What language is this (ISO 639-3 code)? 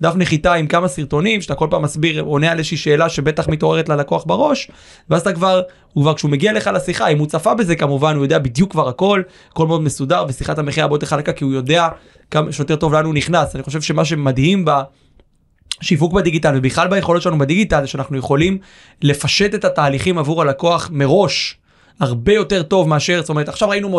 heb